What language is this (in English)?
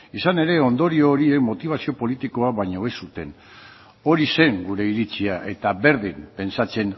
Basque